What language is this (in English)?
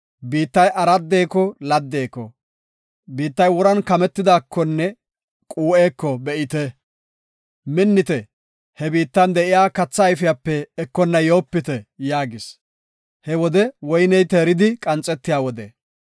Gofa